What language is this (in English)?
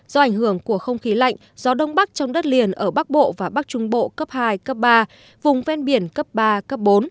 Vietnamese